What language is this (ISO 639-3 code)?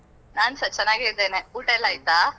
kan